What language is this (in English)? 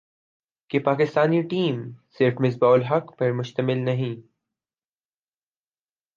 Urdu